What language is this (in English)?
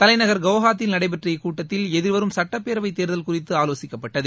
Tamil